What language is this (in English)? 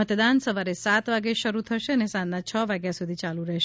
Gujarati